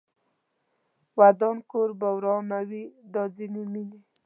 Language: Pashto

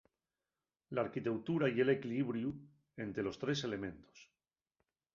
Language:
Asturian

